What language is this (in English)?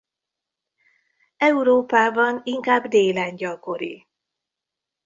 Hungarian